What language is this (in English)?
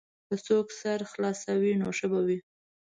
Pashto